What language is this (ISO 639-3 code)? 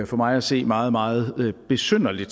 dan